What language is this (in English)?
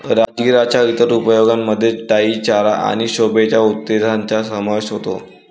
Marathi